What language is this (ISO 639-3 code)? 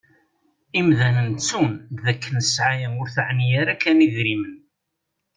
kab